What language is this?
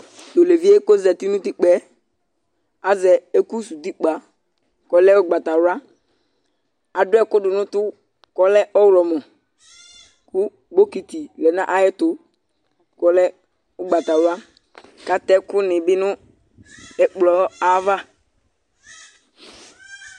Ikposo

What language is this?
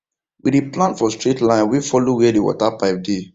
Nigerian Pidgin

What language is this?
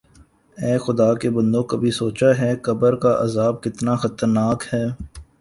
Urdu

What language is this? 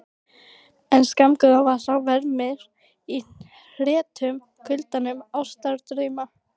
Icelandic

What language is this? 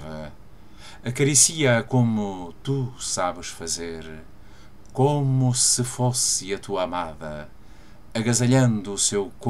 Portuguese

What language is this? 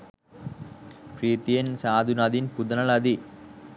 Sinhala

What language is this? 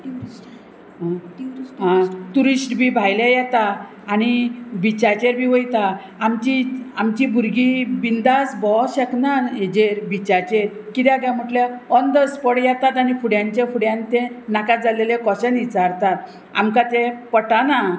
Konkani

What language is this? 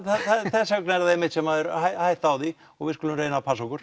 Icelandic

